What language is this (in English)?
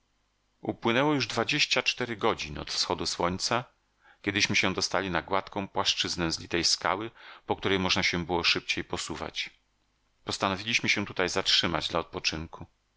Polish